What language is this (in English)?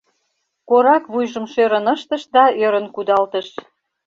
Mari